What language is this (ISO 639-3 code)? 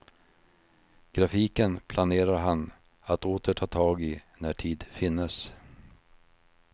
swe